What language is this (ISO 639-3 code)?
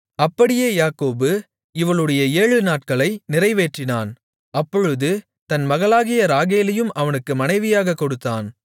tam